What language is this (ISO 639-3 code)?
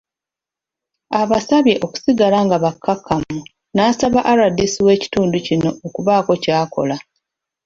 lug